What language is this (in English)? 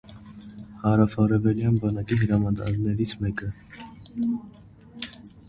Armenian